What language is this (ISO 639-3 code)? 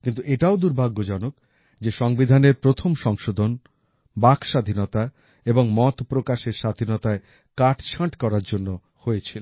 ben